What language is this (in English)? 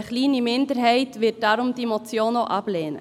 Swiss German